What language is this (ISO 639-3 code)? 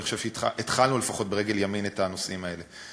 heb